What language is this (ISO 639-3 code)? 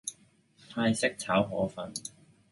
yue